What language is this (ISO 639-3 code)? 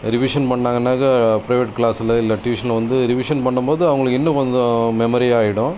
tam